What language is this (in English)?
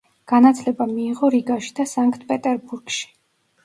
Georgian